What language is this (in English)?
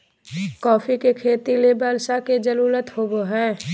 Magahi